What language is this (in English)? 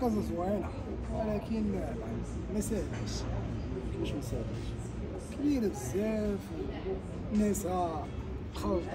Arabic